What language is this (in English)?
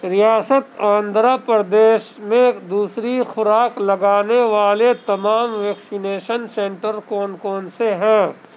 Urdu